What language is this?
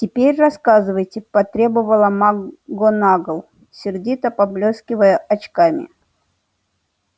Russian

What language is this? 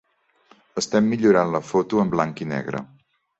Catalan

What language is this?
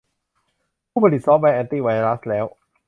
Thai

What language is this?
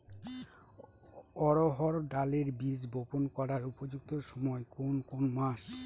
Bangla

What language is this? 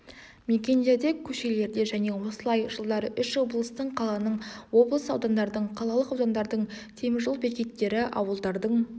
Kazakh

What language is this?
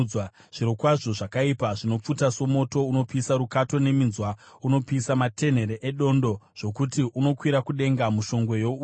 Shona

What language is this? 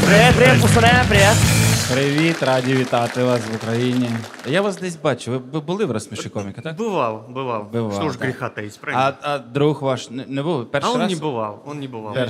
Russian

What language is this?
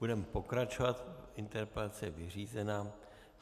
Czech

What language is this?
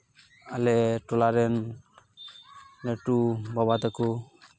Santali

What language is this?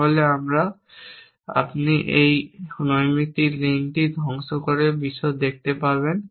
Bangla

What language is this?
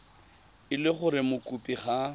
Tswana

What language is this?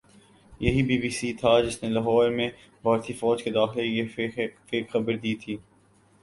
Urdu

